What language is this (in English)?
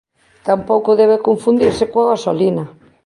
Galician